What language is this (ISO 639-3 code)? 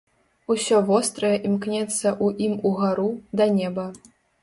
bel